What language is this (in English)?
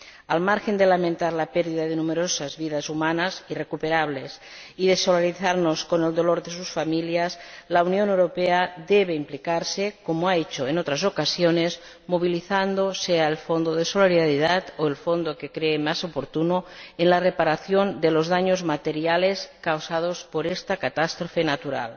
Spanish